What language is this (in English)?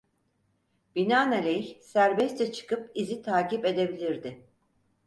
Turkish